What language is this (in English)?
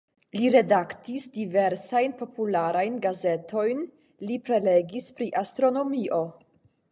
Esperanto